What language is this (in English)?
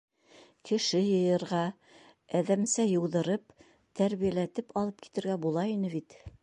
Bashkir